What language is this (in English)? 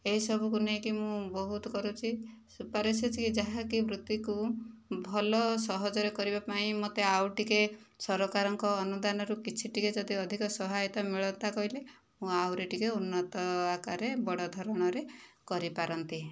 Odia